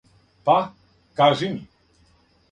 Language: Serbian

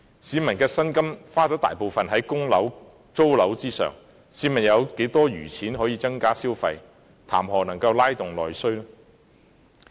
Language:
Cantonese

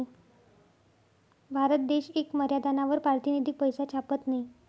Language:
Marathi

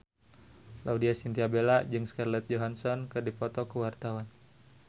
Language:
Sundanese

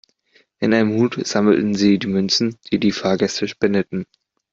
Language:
German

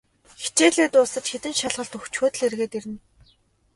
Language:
Mongolian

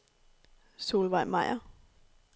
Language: Danish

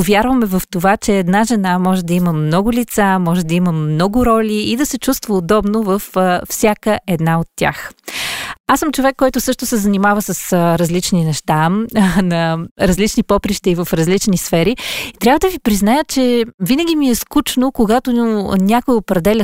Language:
Bulgarian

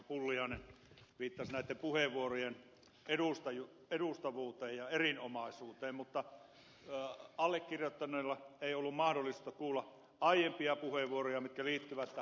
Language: Finnish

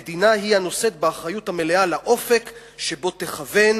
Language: Hebrew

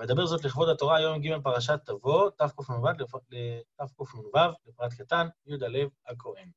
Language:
Hebrew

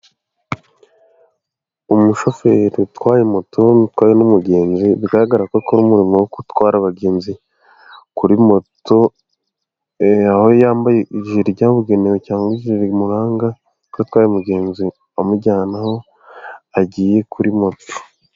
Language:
Kinyarwanda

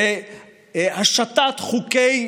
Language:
Hebrew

